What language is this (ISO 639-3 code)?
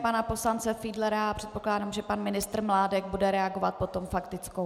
ces